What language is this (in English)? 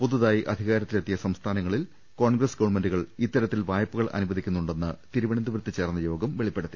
Malayalam